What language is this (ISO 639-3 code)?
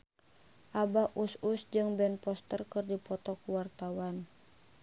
sun